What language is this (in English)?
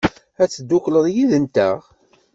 Kabyle